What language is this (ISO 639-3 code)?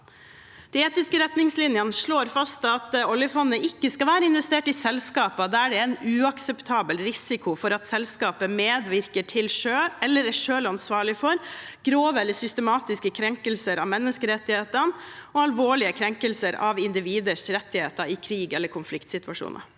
nor